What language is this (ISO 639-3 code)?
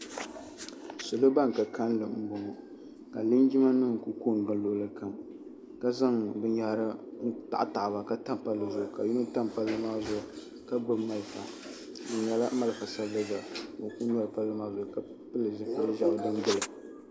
dag